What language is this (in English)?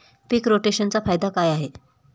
Marathi